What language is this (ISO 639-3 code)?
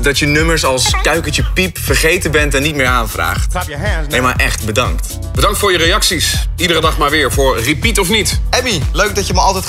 nld